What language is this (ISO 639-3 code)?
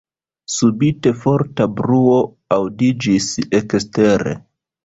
epo